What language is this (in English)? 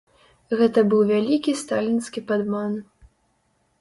Belarusian